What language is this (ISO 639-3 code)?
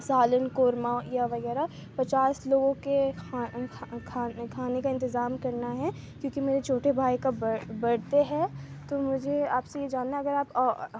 urd